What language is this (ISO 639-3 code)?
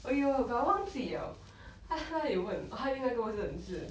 eng